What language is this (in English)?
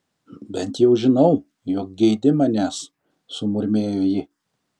Lithuanian